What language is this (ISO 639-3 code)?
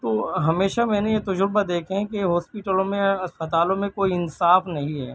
urd